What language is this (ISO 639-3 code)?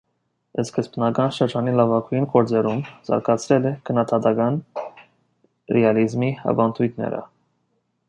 hye